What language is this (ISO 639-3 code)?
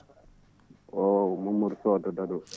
ful